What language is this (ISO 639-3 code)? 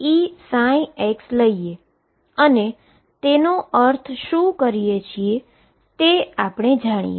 guj